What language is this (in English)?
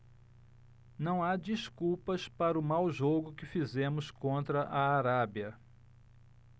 Portuguese